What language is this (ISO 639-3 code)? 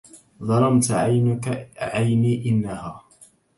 ara